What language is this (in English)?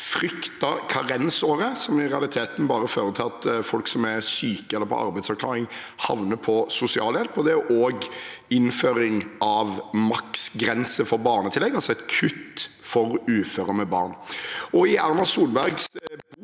Norwegian